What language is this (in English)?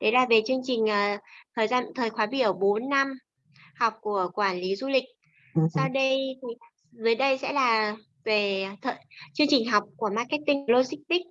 Vietnamese